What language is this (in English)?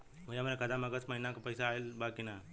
Bhojpuri